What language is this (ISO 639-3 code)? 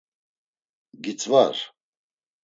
lzz